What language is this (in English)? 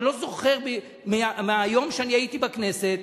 Hebrew